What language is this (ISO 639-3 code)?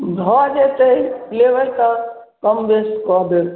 mai